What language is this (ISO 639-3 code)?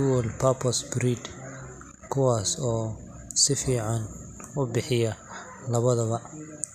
som